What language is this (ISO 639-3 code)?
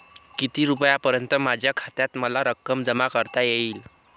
mar